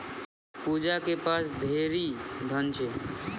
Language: Maithili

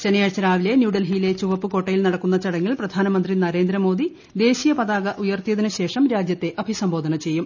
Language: Malayalam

